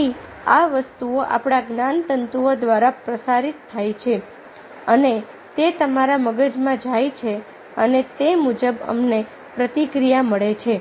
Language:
Gujarati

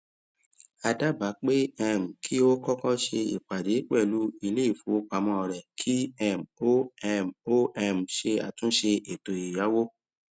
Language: Yoruba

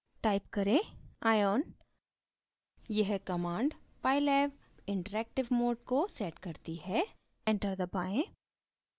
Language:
Hindi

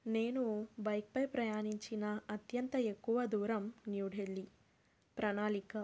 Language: Telugu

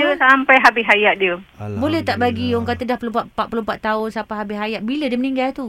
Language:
Malay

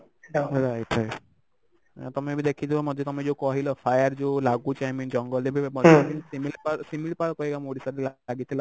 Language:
Odia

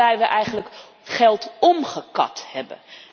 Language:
Dutch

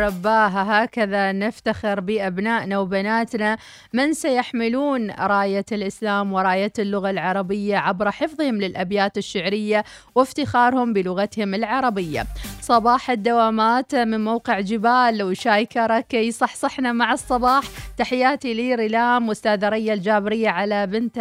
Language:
Arabic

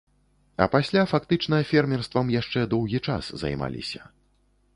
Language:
Belarusian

